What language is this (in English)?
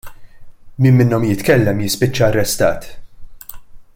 Maltese